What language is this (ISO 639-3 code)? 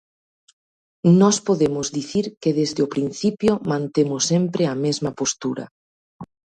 glg